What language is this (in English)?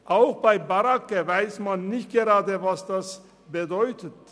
Swiss German